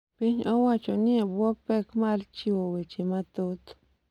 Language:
Luo (Kenya and Tanzania)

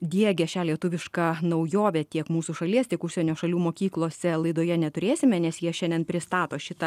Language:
Lithuanian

